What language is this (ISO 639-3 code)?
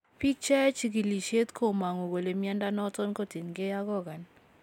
kln